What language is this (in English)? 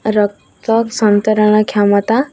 Odia